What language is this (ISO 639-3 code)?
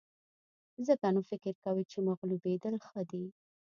pus